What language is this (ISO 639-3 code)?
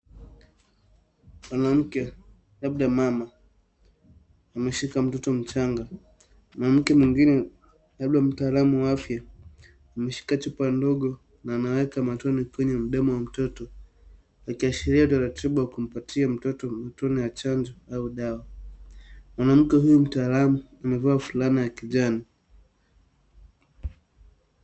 swa